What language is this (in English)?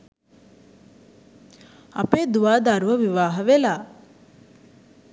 Sinhala